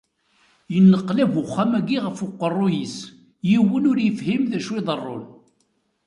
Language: Kabyle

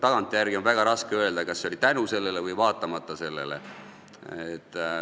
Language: Estonian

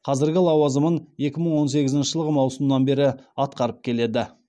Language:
Kazakh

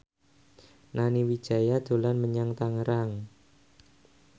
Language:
Javanese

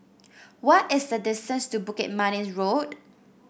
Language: English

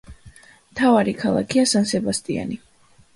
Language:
Georgian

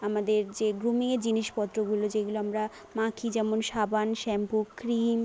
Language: Bangla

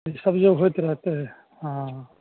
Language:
Maithili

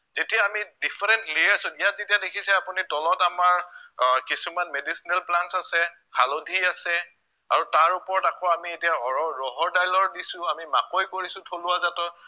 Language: Assamese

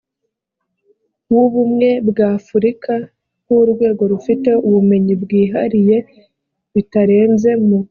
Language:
Kinyarwanda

